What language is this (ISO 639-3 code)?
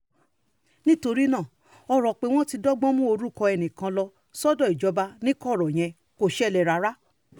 yor